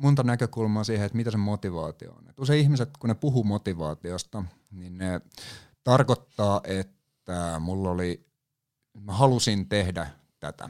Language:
Finnish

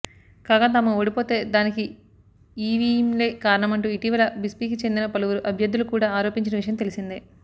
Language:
Telugu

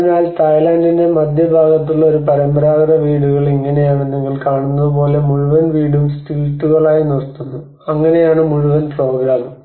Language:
Malayalam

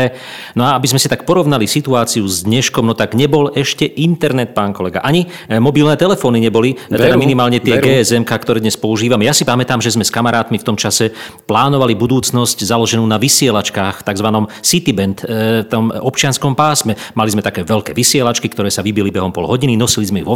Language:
Slovak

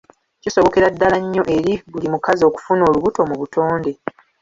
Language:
Ganda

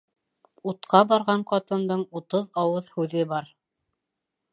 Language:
Bashkir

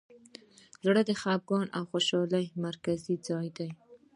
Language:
Pashto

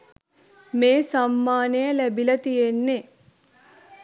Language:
Sinhala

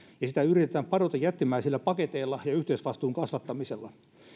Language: Finnish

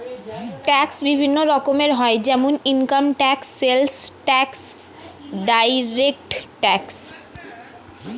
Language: Bangla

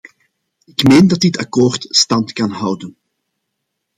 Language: Dutch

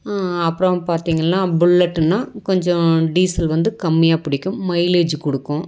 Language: Tamil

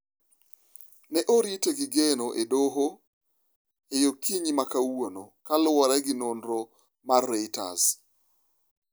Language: Luo (Kenya and Tanzania)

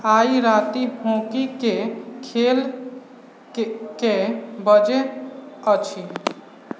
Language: Maithili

